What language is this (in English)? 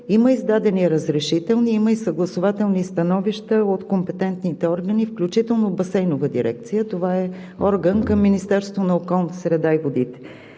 Bulgarian